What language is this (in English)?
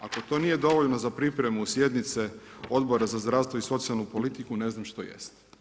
Croatian